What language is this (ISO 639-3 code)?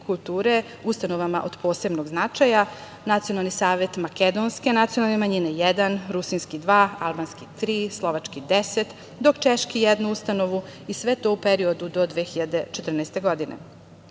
srp